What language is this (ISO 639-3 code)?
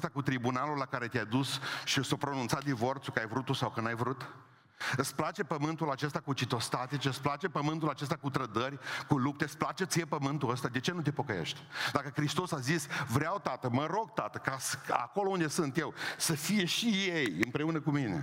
ron